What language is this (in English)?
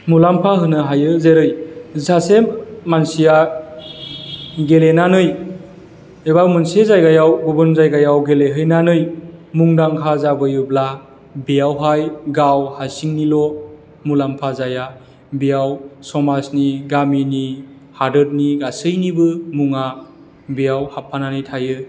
Bodo